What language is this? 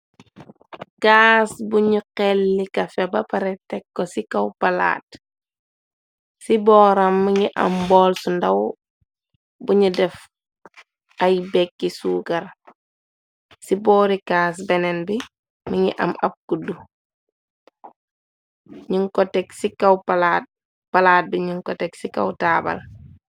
Wolof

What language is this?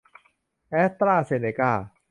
Thai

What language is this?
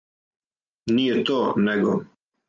Serbian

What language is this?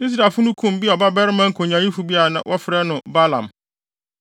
Akan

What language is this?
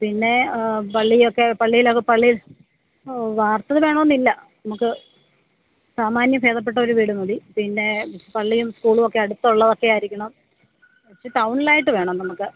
Malayalam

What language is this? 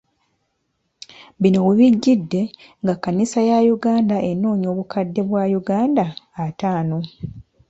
Ganda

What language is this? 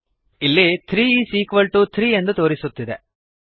Kannada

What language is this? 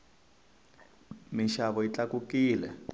Tsonga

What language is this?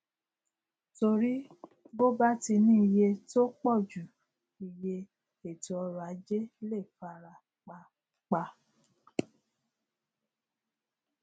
Yoruba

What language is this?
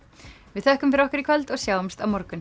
Icelandic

